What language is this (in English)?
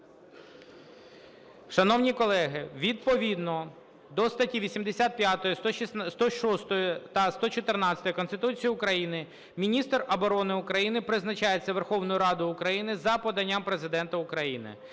Ukrainian